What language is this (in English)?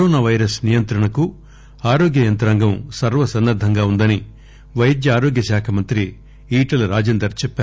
Telugu